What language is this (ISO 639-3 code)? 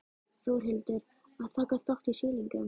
isl